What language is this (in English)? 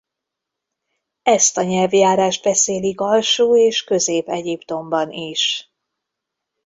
Hungarian